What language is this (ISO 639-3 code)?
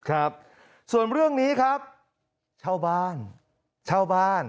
tha